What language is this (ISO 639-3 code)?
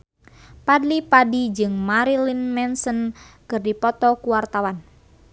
sun